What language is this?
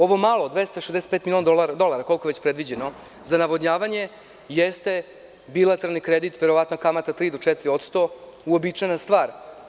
Serbian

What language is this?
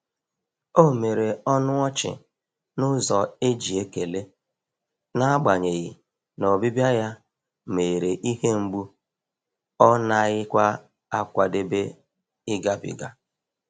Igbo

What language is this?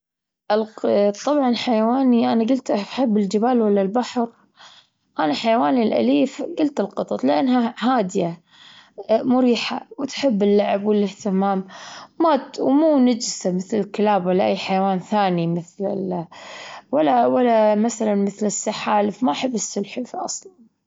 Gulf Arabic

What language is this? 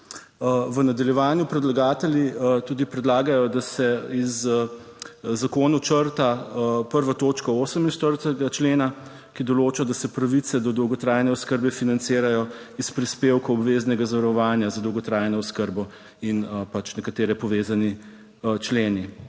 Slovenian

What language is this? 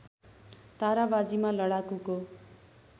Nepali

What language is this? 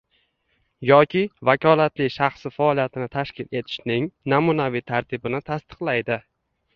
Uzbek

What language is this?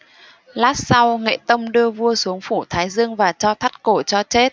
Vietnamese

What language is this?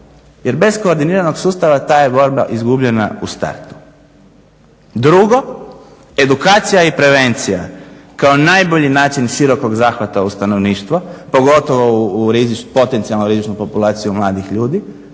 Croatian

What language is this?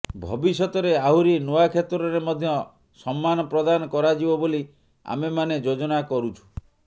Odia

